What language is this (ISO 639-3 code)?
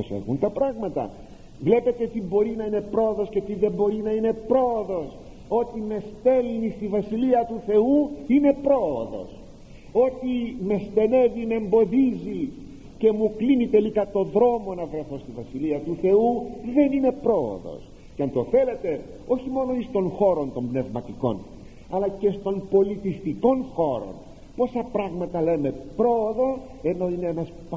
ell